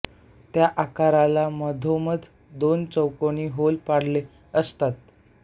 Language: Marathi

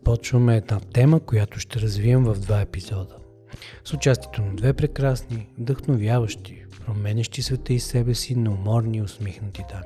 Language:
Bulgarian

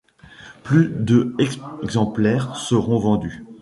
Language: French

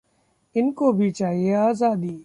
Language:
Hindi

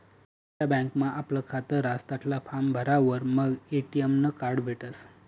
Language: Marathi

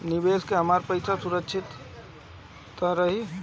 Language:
Bhojpuri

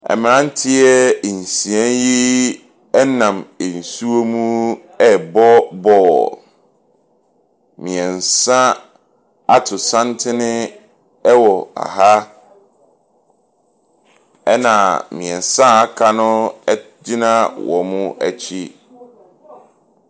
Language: Akan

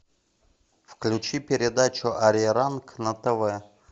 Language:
Russian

